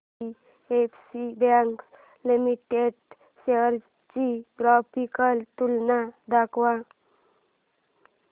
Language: Marathi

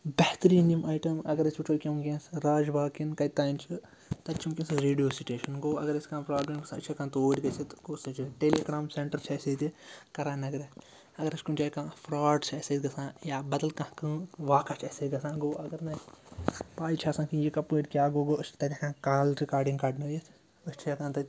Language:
Kashmiri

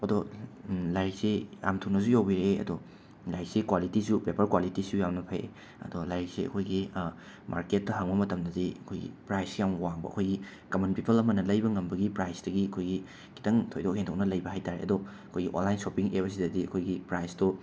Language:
Manipuri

